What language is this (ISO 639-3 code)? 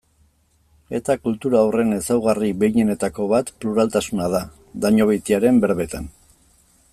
eus